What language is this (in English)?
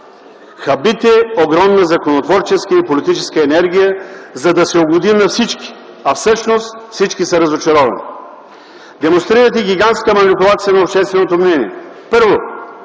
Bulgarian